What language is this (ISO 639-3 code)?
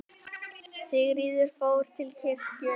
isl